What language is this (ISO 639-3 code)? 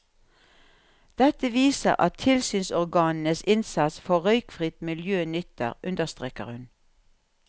nor